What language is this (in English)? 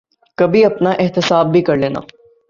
Urdu